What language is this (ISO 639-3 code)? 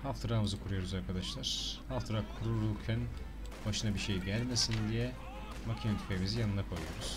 tur